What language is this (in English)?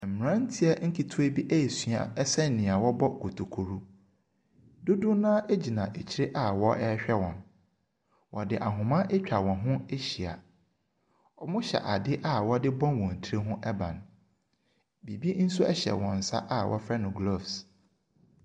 Akan